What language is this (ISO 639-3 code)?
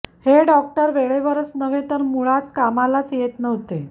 mar